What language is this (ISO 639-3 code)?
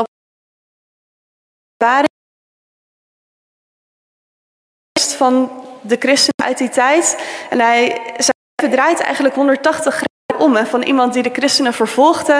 nld